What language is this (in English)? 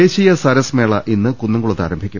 Malayalam